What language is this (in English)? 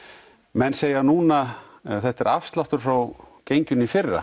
Icelandic